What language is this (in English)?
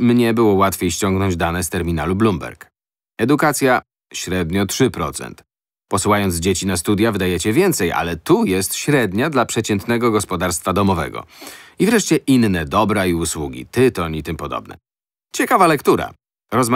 Polish